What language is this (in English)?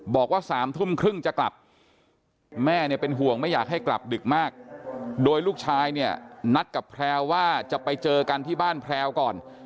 Thai